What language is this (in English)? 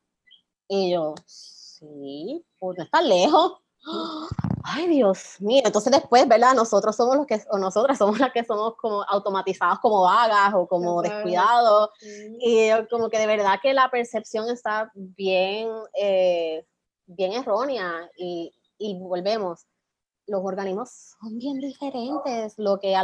Spanish